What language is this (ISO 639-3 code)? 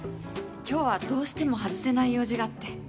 jpn